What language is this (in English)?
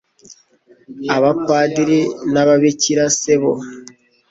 Kinyarwanda